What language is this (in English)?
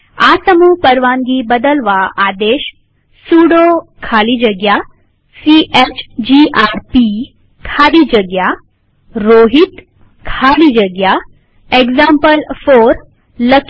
Gujarati